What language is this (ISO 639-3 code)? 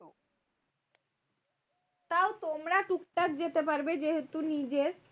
ben